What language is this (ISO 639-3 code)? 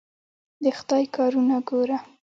pus